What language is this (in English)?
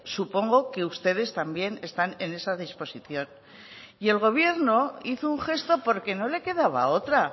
Spanish